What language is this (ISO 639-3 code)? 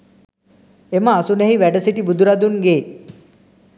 sin